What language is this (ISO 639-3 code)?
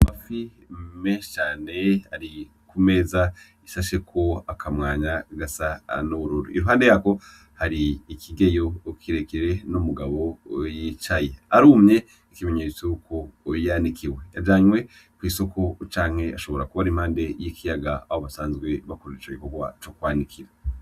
run